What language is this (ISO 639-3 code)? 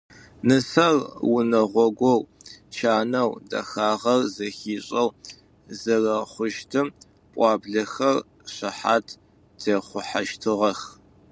ady